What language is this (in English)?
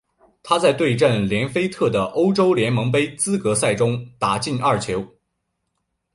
Chinese